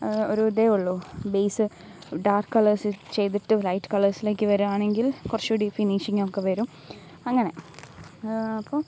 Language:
Malayalam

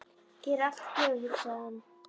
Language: Icelandic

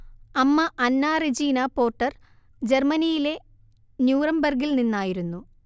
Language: Malayalam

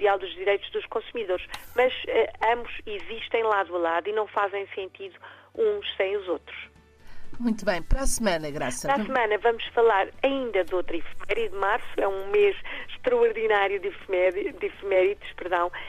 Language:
Portuguese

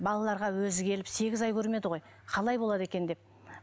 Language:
Kazakh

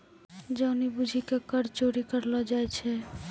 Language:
Maithili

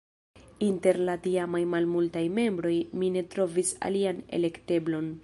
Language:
Esperanto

